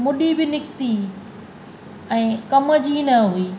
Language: Sindhi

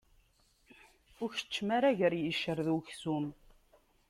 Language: Kabyle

